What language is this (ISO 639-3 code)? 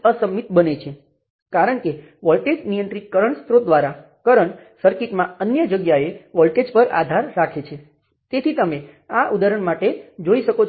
guj